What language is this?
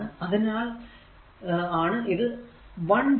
Malayalam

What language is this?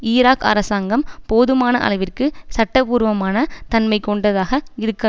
Tamil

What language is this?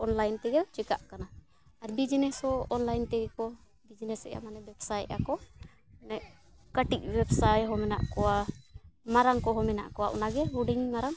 Santali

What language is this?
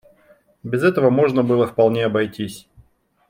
Russian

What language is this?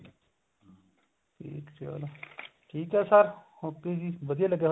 Punjabi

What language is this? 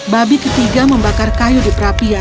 Indonesian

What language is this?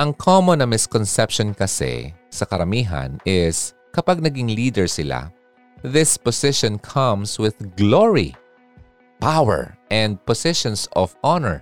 Filipino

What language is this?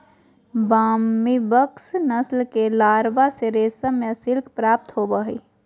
Magahi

